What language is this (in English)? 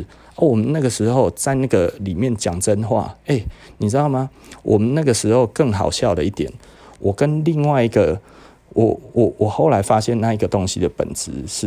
Chinese